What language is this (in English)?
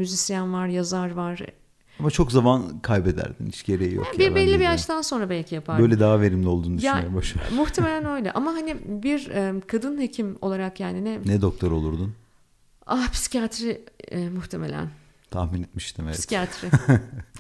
Turkish